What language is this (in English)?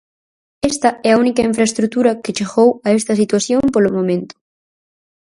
Galician